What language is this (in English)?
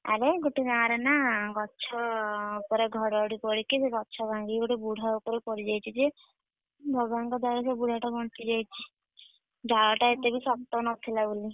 Odia